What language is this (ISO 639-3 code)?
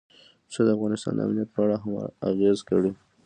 pus